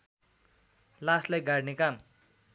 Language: Nepali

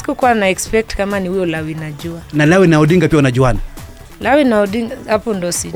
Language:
Swahili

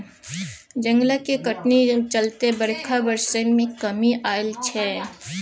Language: Maithili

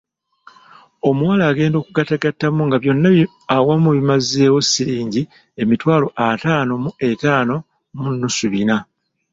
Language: Ganda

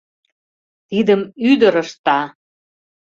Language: Mari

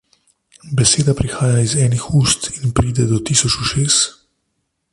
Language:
Slovenian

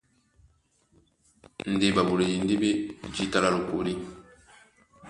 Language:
Duala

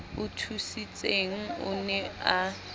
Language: Southern Sotho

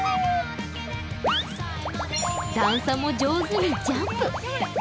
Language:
Japanese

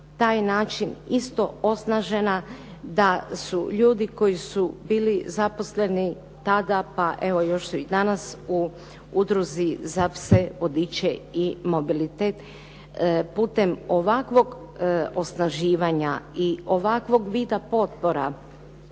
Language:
Croatian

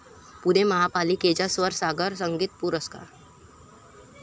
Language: Marathi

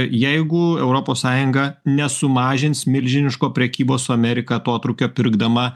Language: Lithuanian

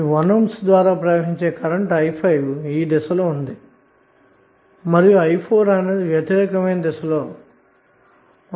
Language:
Telugu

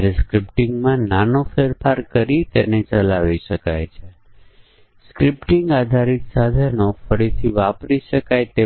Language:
Gujarati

